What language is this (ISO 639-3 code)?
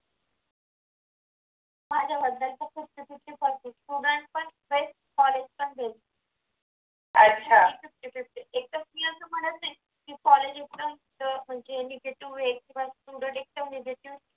mar